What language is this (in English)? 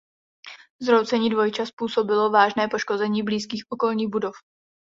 Czech